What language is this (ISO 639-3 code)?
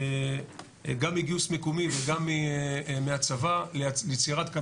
heb